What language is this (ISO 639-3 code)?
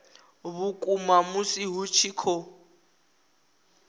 ven